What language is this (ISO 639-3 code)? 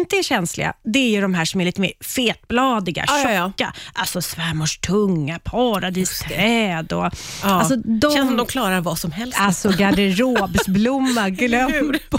swe